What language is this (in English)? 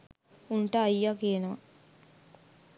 Sinhala